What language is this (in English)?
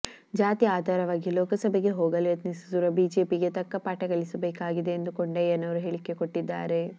Kannada